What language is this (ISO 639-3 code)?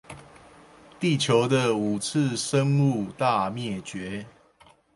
zho